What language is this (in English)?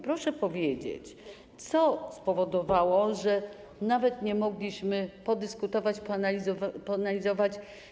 Polish